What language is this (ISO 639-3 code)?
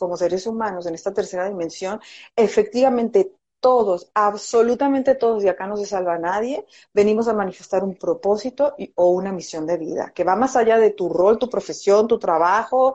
spa